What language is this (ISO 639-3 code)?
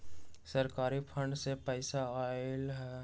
mag